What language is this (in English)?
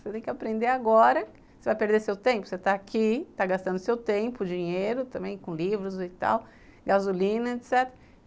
Portuguese